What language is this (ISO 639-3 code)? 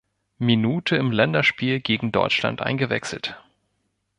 deu